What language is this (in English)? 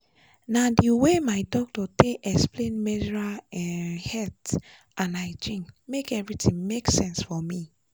Nigerian Pidgin